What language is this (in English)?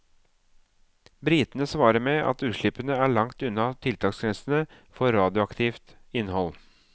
Norwegian